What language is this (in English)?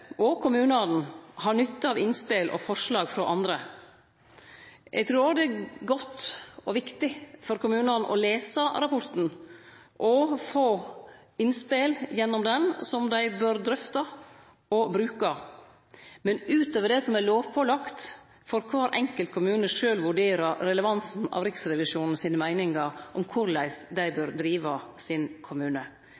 Norwegian Nynorsk